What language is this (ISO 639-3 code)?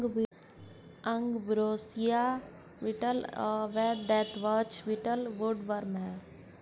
hin